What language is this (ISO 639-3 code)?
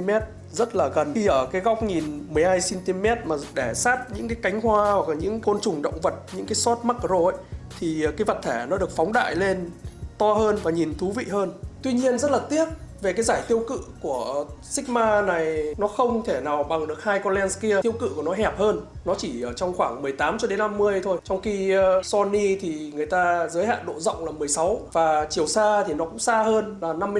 vie